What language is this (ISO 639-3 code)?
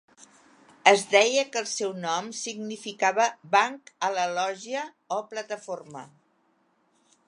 cat